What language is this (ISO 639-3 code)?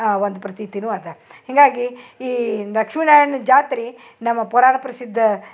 kan